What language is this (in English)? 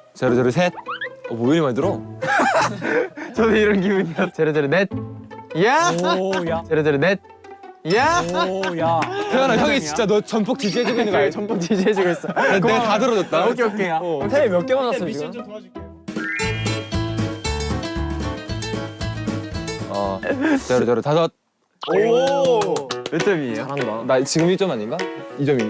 Korean